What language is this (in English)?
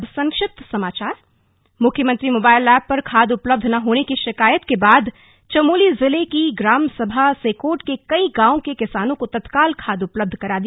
Hindi